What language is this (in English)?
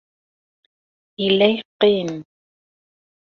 Kabyle